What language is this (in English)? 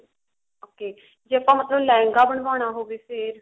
Punjabi